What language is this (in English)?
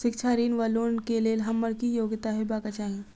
Maithili